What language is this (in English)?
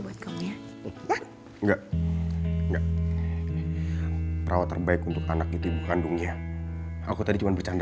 Indonesian